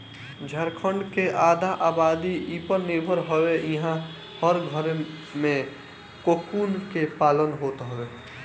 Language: Bhojpuri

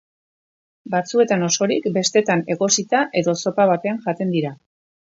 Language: Basque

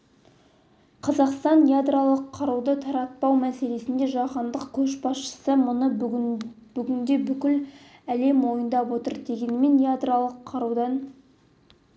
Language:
Kazakh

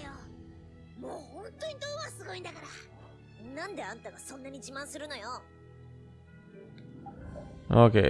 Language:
German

